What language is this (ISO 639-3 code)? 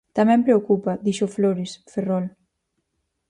glg